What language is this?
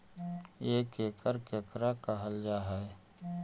Magahi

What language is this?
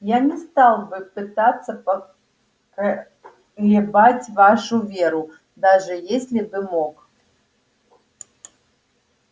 Russian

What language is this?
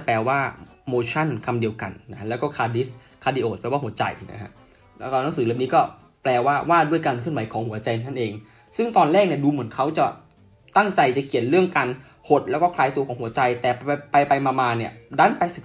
Thai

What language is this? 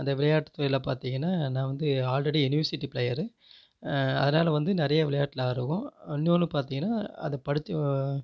Tamil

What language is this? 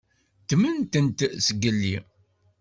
Kabyle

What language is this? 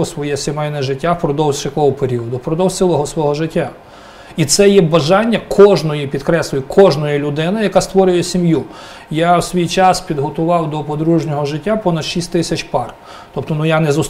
Ukrainian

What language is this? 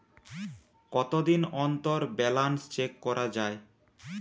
Bangla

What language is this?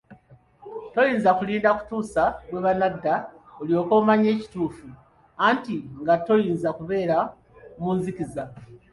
Ganda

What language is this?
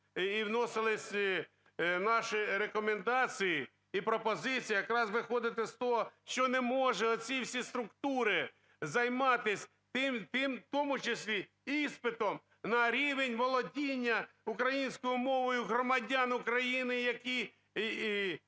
Ukrainian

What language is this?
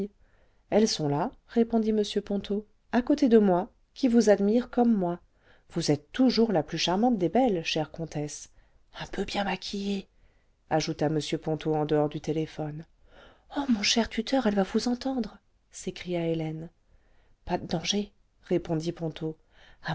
French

